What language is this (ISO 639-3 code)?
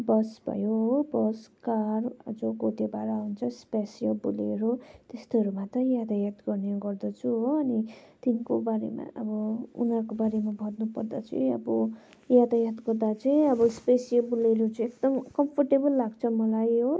nep